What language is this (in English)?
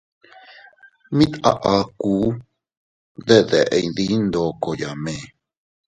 Teutila Cuicatec